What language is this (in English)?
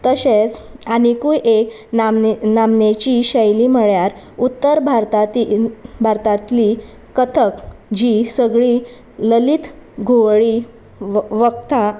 Konkani